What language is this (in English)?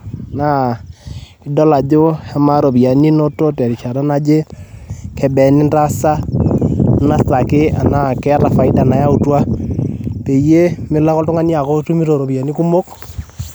Masai